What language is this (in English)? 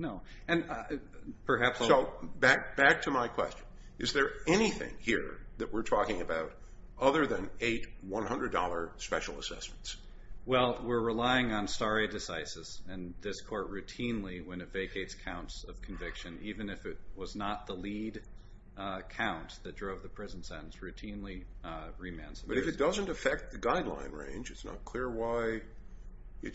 English